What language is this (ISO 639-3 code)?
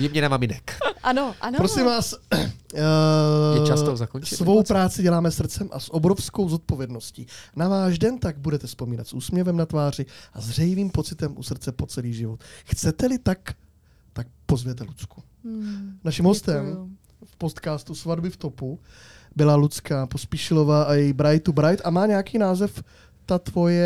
ces